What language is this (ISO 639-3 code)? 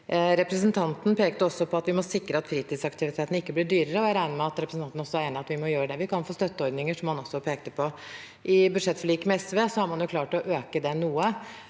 nor